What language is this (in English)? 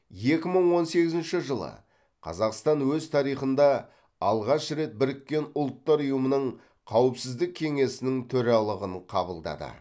Kazakh